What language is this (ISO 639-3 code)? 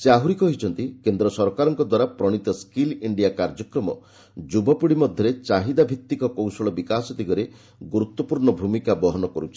ori